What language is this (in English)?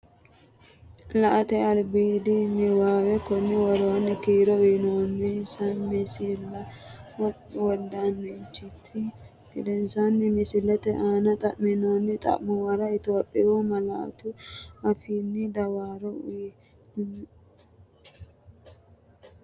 Sidamo